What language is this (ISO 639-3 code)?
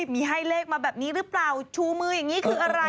tha